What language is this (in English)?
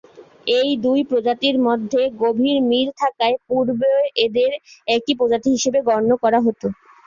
Bangla